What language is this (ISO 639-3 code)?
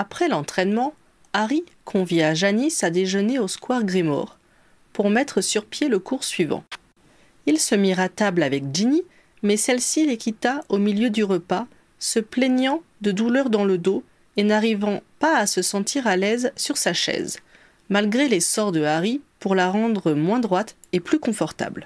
fra